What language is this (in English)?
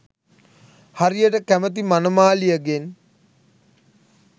Sinhala